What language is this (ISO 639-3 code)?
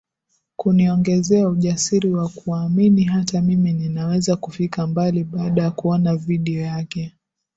swa